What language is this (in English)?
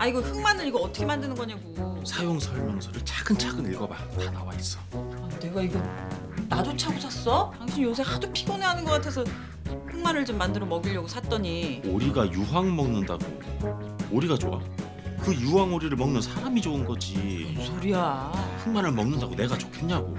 Korean